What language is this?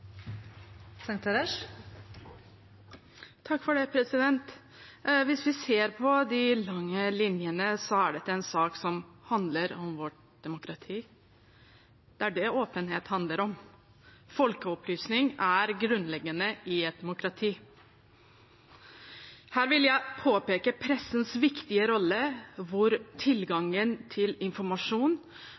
Norwegian Bokmål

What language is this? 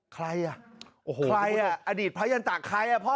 Thai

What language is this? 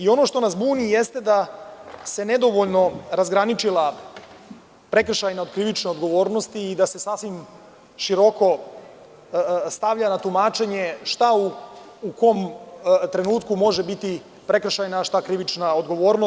Serbian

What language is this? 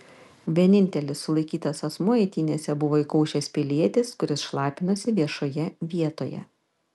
Lithuanian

